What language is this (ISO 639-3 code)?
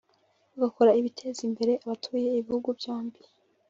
kin